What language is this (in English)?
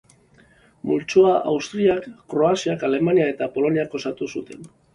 Basque